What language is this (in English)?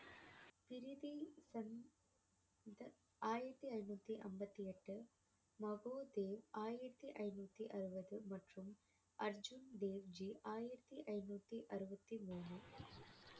Tamil